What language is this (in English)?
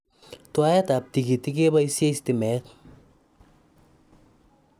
Kalenjin